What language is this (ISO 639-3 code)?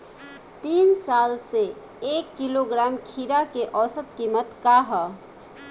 bho